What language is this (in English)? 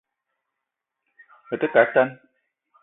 Eton (Cameroon)